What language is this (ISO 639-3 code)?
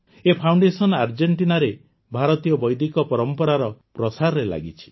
ori